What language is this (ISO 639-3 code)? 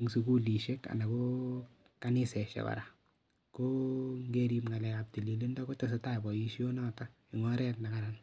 kln